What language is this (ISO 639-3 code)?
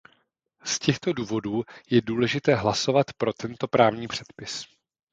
ces